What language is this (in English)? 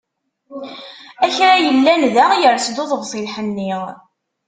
Kabyle